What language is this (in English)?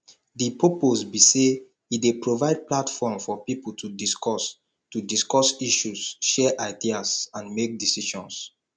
Nigerian Pidgin